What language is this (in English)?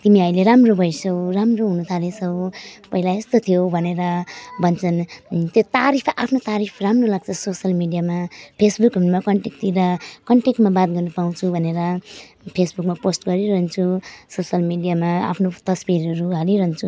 Nepali